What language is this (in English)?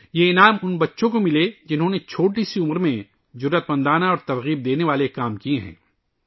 Urdu